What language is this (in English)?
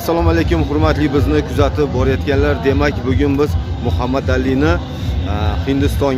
Turkish